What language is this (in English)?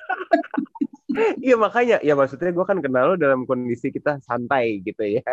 Indonesian